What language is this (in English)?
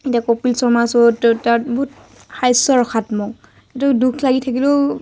Assamese